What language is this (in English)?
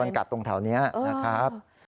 Thai